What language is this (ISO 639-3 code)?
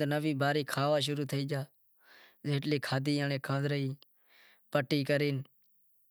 kxp